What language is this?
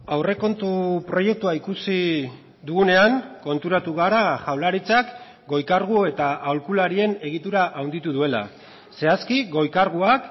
Basque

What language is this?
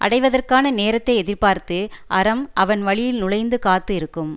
Tamil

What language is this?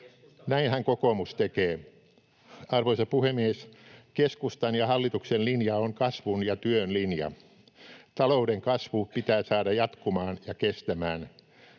Finnish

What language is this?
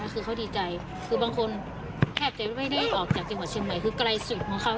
Thai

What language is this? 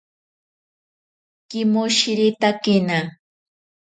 Ashéninka Perené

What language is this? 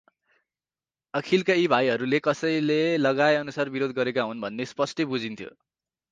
Nepali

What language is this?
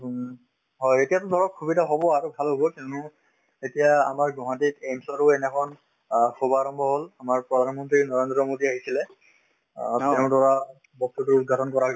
Assamese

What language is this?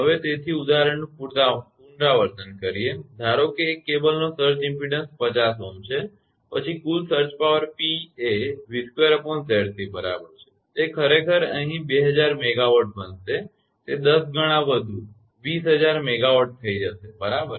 Gujarati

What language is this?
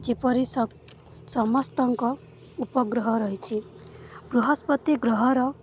Odia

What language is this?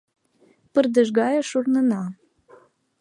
Mari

